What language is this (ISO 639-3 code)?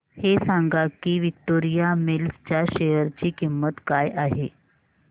mar